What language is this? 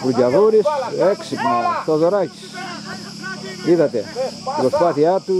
Greek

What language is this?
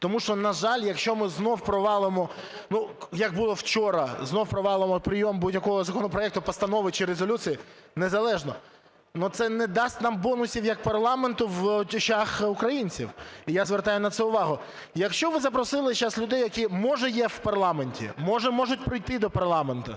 Ukrainian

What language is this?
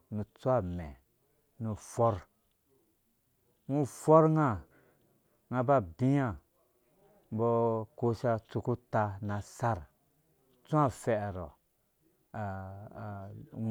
Dũya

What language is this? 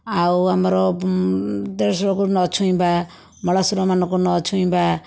Odia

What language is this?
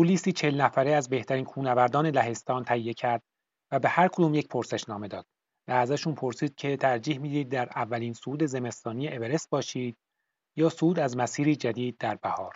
Persian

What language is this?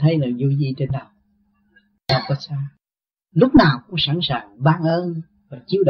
Vietnamese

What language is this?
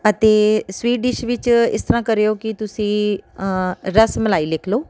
Punjabi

